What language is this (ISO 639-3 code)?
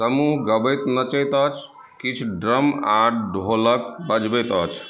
mai